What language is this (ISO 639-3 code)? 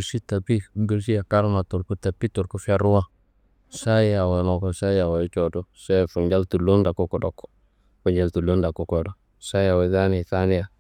kbl